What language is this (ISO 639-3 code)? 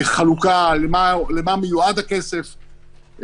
heb